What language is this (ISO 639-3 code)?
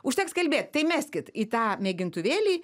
lit